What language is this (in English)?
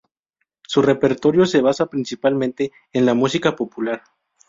Spanish